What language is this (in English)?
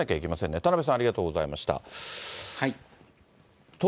Japanese